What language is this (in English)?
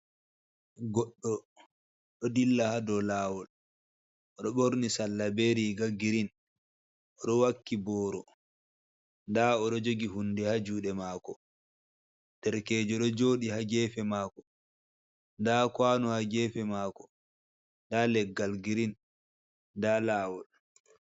Fula